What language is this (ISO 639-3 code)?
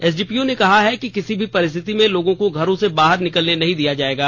hin